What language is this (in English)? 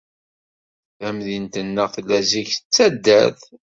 Kabyle